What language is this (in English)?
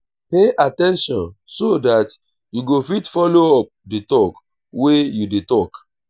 Nigerian Pidgin